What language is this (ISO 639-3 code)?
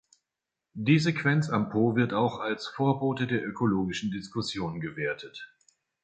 deu